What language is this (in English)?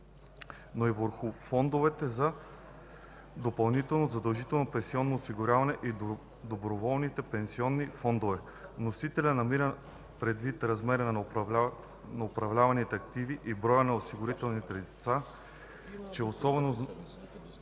Bulgarian